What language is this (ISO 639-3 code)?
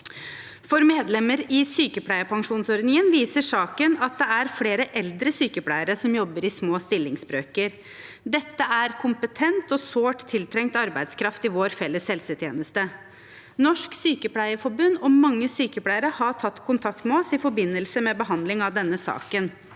nor